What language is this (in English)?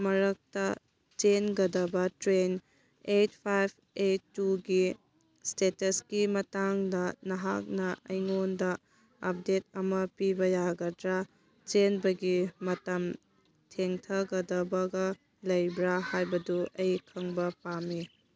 Manipuri